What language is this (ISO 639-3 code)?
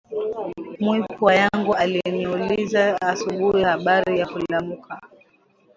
swa